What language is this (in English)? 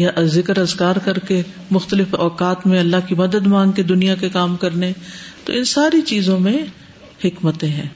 Urdu